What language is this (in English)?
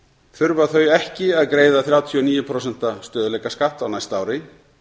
Icelandic